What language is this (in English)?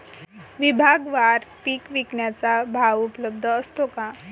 Marathi